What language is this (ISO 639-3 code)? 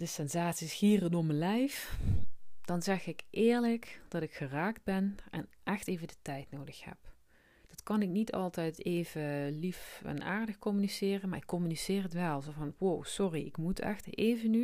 nld